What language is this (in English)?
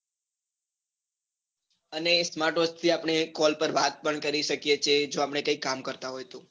Gujarati